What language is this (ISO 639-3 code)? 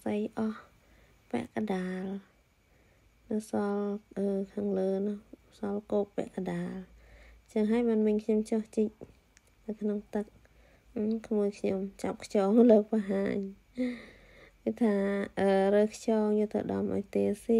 vie